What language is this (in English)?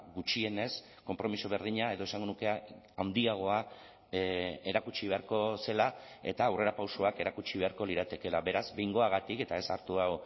Basque